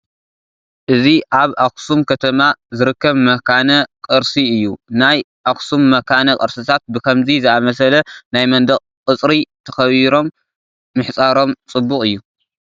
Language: Tigrinya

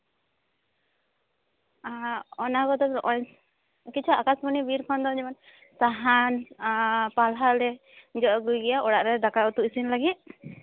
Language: Santali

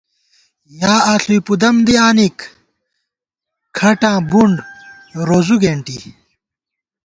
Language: Gawar-Bati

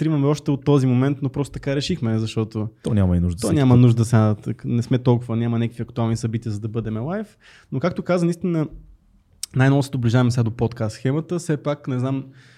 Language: Bulgarian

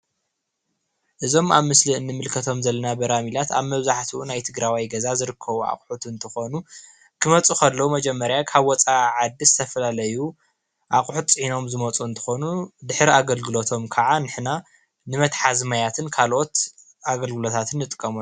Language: Tigrinya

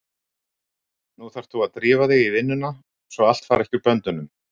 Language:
Icelandic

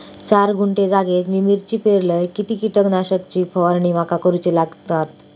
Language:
Marathi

